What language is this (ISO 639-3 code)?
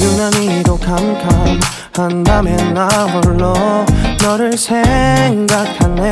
kor